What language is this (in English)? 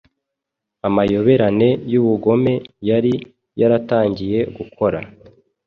Kinyarwanda